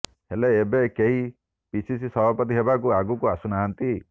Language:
Odia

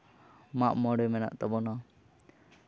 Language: Santali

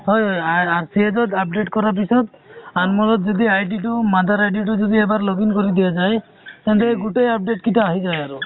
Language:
Assamese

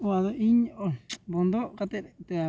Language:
Santali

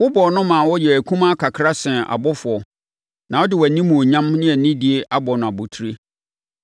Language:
Akan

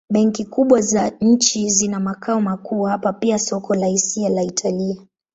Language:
Swahili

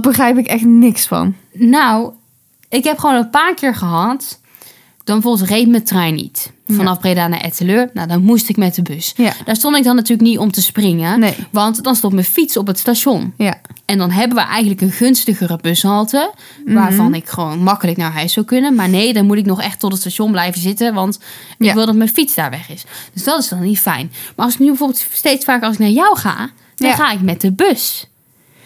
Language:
Dutch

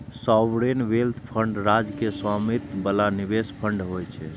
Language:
Maithili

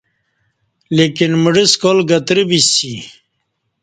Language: Kati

